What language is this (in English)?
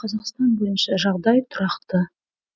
Kazakh